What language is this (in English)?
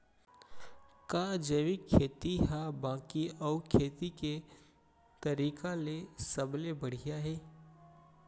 Chhattisgarhi